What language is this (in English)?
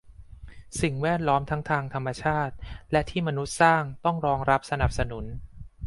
Thai